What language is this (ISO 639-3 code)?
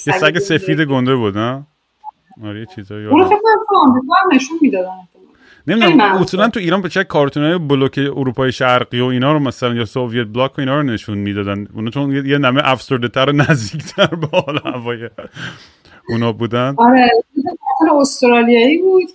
fas